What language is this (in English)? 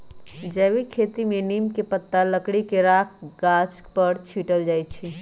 Magahi